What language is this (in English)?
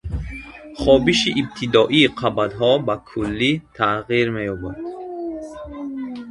Tajik